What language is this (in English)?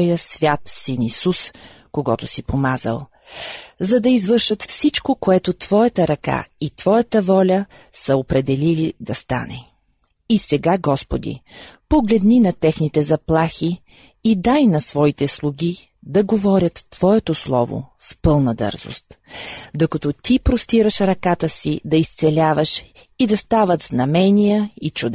Bulgarian